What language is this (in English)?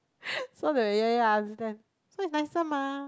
English